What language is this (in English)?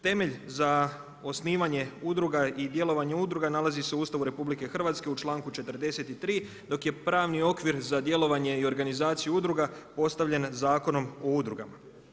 Croatian